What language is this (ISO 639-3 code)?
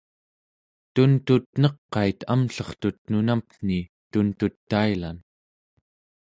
esu